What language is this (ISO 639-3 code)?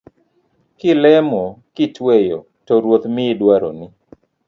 luo